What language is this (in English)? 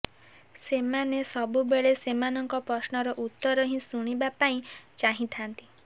Odia